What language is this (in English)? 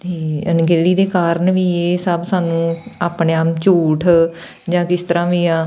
Punjabi